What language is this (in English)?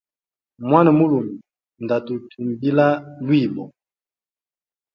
Hemba